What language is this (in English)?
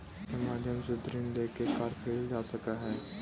Magahi